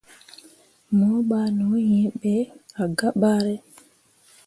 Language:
Mundang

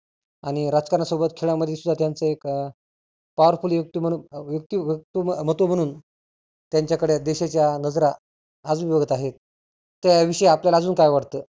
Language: Marathi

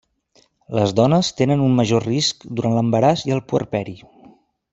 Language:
Catalan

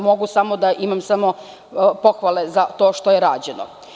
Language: Serbian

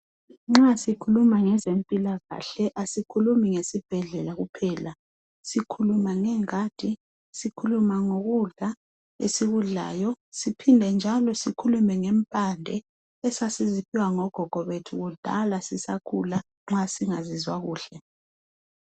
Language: North Ndebele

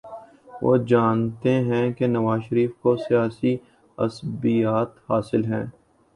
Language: Urdu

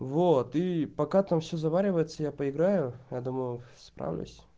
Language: Russian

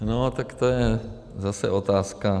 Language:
Czech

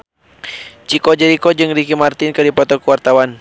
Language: Sundanese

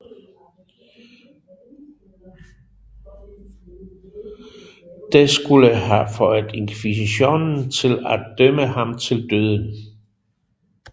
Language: Danish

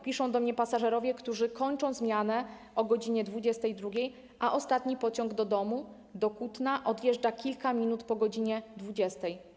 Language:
Polish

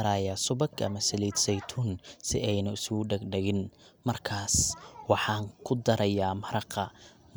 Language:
Somali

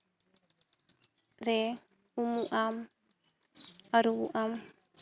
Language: Santali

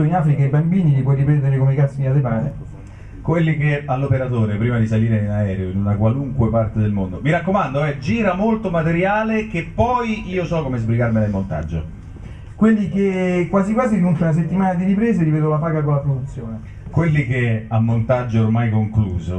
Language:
Italian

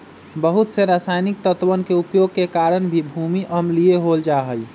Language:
Magahi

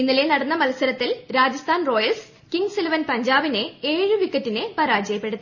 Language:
Malayalam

